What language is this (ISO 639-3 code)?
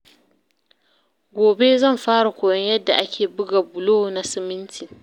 hau